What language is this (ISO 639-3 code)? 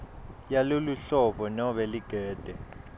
ssw